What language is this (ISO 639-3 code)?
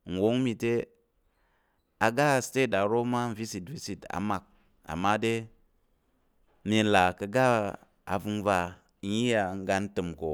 yer